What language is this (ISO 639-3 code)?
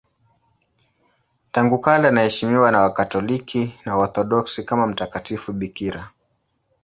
swa